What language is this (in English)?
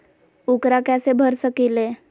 Magahi